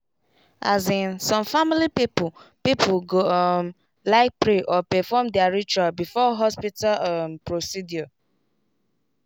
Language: Nigerian Pidgin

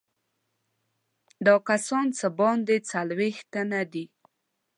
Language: Pashto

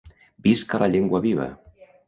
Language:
Catalan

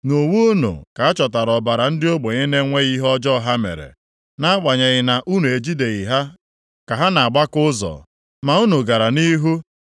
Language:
Igbo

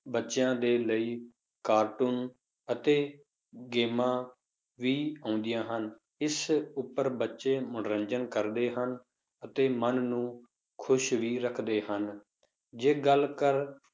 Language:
Punjabi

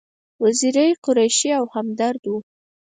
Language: Pashto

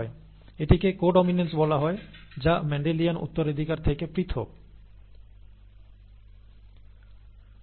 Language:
Bangla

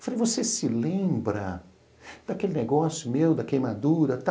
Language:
Portuguese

